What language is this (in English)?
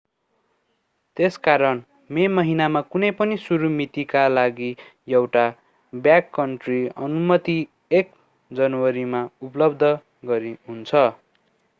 Nepali